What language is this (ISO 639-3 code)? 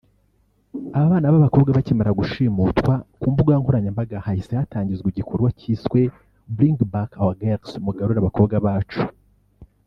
kin